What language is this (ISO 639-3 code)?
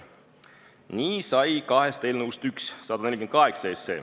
est